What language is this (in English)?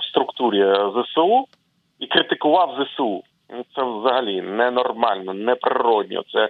Ukrainian